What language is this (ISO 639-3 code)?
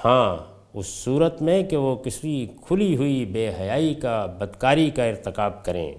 urd